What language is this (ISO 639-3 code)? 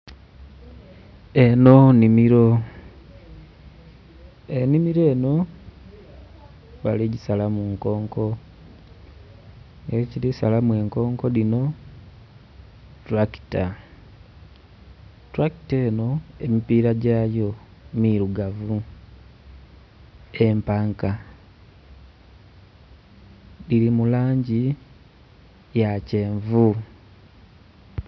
xog